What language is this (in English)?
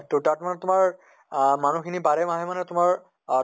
Assamese